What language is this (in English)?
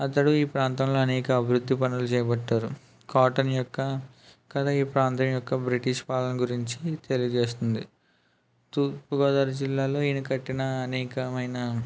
Telugu